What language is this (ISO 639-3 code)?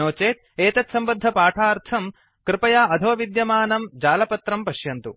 san